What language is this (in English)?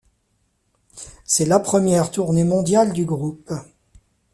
French